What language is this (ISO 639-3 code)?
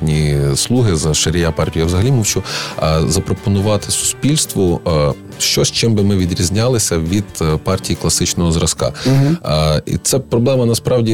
ukr